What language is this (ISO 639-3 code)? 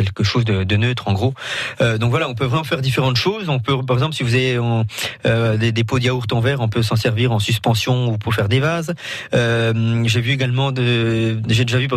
fra